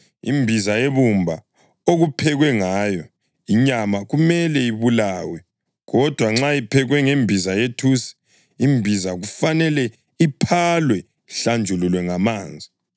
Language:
North Ndebele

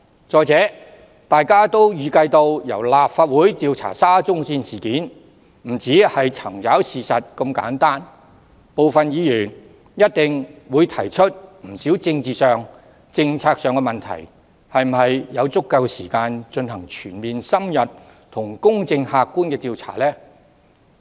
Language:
Cantonese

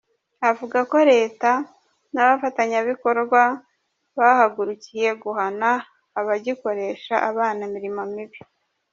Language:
Kinyarwanda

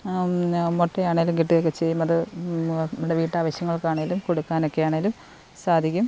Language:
Malayalam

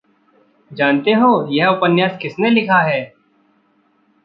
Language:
Hindi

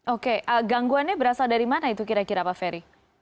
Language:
Indonesian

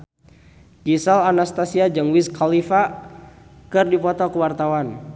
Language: Sundanese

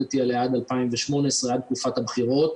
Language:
Hebrew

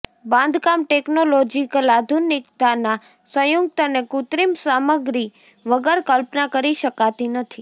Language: Gujarati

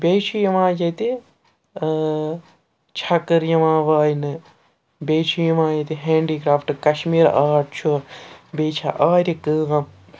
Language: Kashmiri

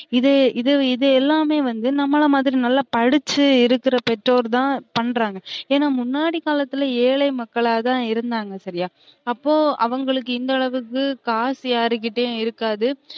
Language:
Tamil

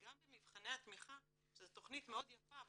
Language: Hebrew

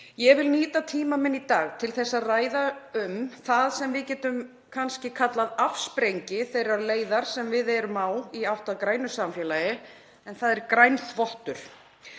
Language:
Icelandic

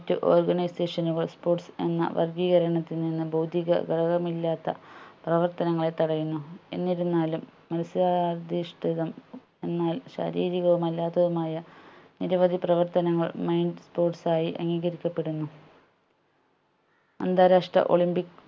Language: Malayalam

